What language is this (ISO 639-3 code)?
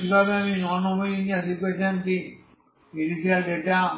ben